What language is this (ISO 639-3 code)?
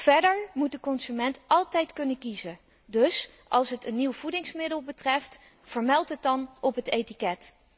nld